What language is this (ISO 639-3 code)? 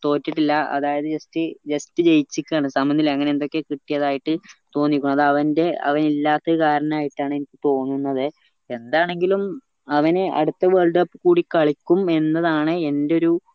mal